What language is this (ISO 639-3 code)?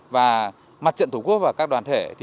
vie